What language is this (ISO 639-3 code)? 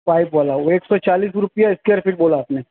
urd